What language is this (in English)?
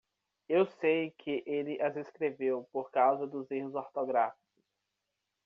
Portuguese